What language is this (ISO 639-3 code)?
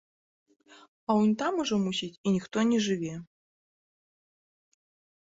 bel